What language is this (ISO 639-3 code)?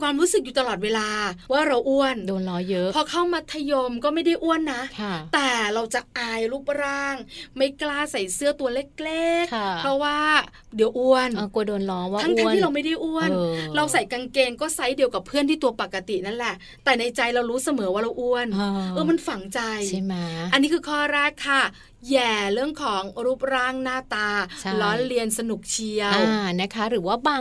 tha